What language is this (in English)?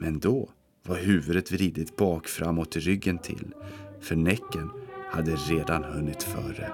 Swedish